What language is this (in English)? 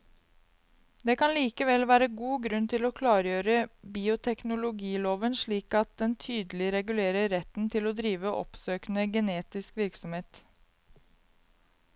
Norwegian